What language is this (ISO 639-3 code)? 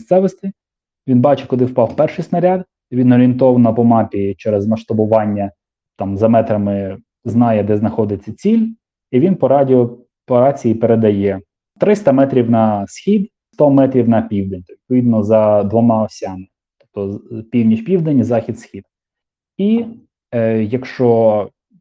ukr